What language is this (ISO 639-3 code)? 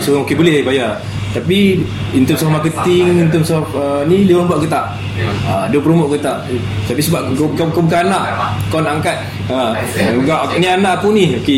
msa